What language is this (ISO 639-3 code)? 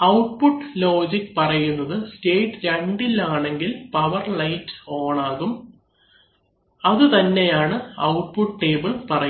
mal